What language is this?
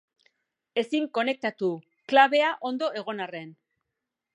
Basque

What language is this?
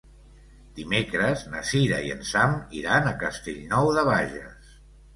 Catalan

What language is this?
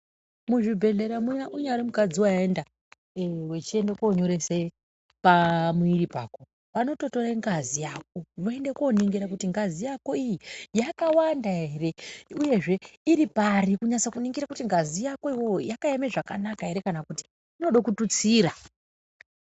Ndau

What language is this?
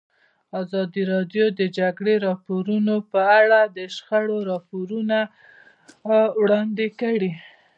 Pashto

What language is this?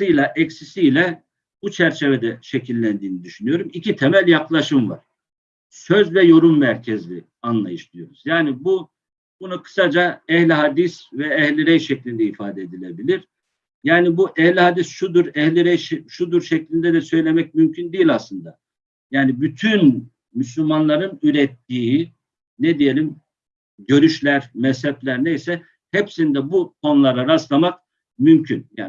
Turkish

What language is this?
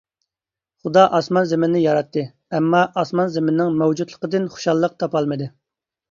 Uyghur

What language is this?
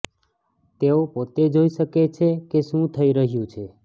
Gujarati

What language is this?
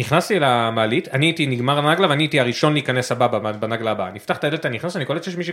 Hebrew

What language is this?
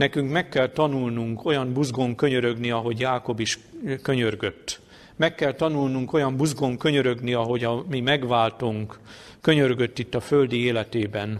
Hungarian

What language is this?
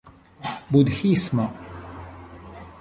Esperanto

